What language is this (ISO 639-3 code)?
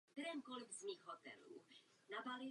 ces